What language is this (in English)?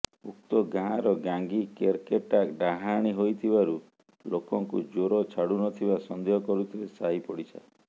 Odia